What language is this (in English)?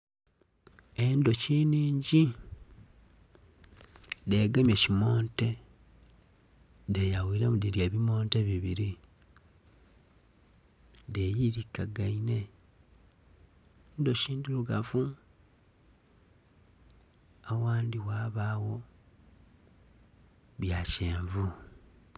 Soga